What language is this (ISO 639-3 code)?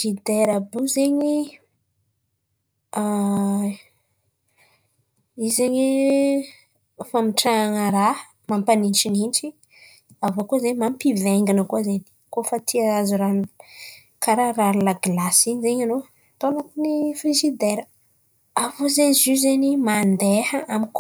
xmv